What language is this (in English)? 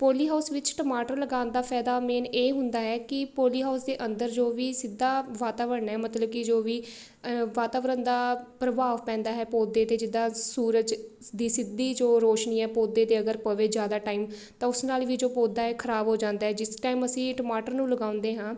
Punjabi